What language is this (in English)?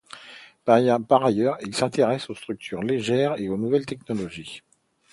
French